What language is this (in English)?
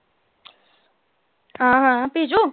Punjabi